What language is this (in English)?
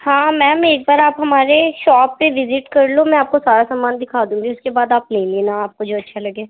Urdu